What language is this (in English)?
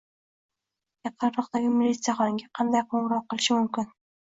Uzbek